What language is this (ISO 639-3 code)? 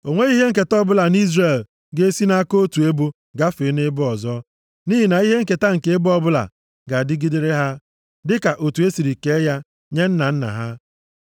ibo